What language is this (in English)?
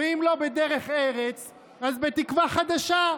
Hebrew